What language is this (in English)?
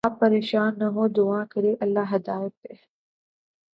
Urdu